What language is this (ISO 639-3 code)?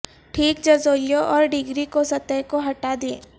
urd